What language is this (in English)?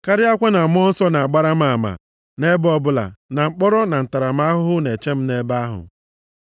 Igbo